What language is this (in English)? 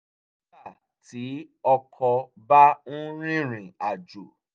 Yoruba